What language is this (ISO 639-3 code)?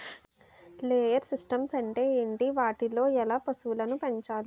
tel